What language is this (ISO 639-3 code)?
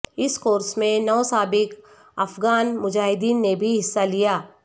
urd